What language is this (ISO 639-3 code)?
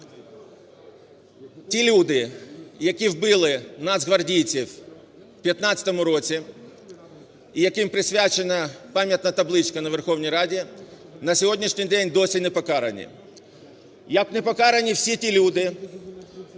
ukr